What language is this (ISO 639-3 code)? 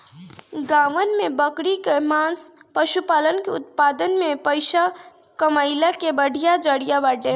bho